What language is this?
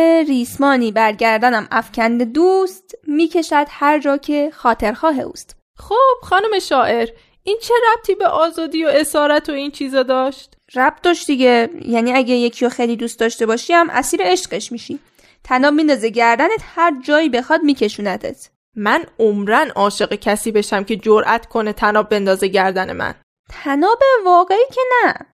Persian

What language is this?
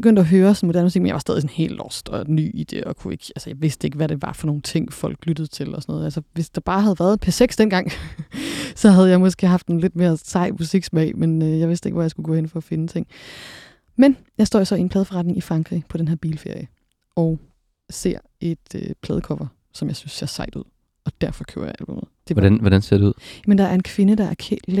Danish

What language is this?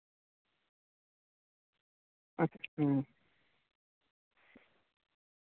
Santali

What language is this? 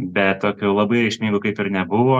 Lithuanian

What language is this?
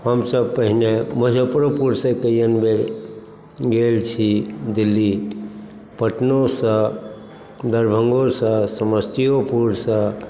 Maithili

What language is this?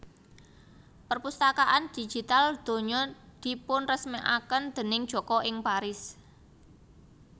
Javanese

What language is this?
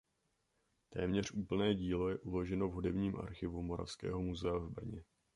Czech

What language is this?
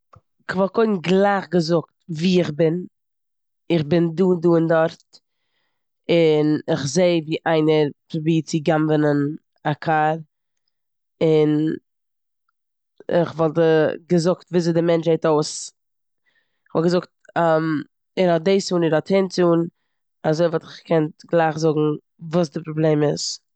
Yiddish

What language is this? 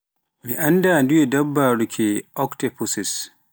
Pular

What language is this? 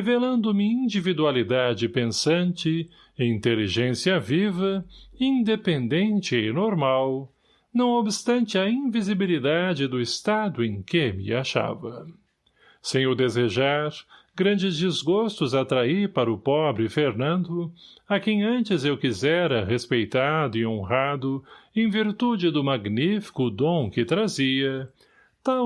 Portuguese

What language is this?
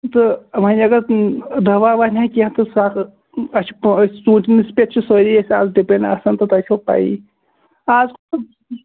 Kashmiri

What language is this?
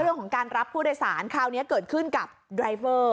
Thai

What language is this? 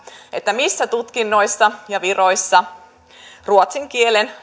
Finnish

